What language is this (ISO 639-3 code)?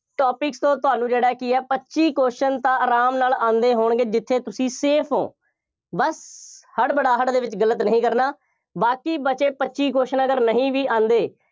pan